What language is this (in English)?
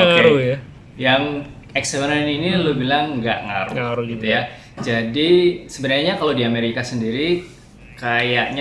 Indonesian